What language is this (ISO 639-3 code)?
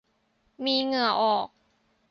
tha